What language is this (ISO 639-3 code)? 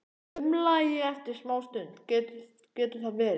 isl